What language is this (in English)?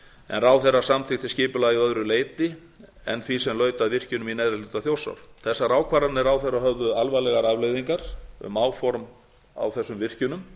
Icelandic